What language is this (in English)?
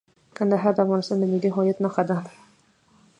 Pashto